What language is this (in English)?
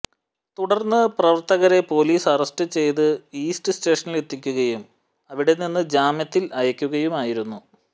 Malayalam